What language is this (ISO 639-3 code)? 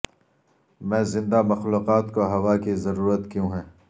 urd